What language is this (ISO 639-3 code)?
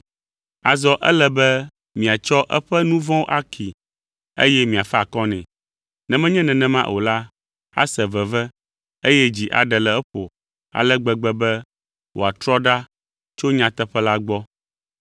ewe